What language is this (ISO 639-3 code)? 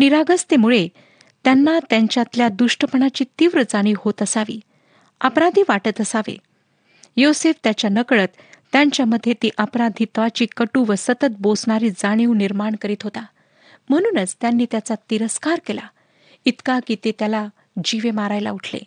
mar